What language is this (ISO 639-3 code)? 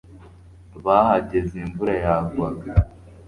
kin